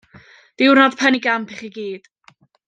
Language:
Welsh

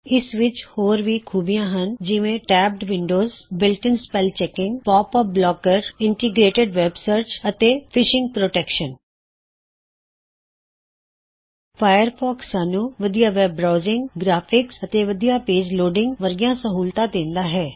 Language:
Punjabi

